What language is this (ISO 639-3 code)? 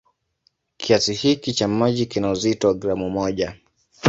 swa